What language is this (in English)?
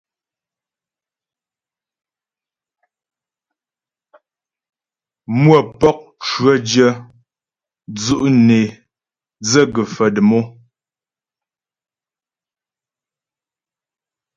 Ghomala